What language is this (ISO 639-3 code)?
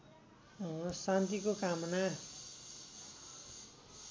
nep